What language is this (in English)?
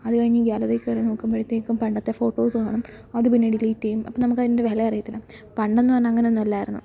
Malayalam